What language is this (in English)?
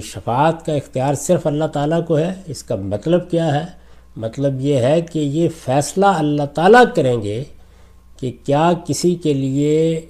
Urdu